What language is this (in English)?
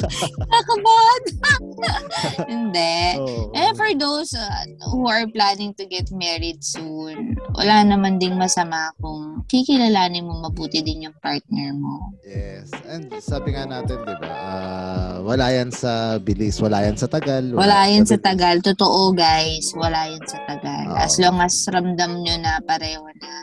Filipino